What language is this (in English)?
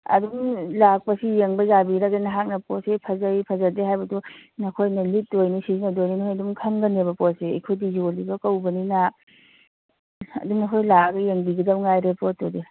Manipuri